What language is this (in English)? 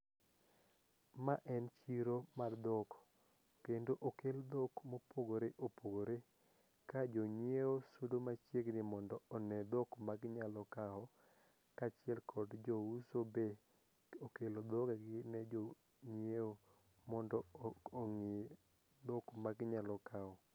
Luo (Kenya and Tanzania)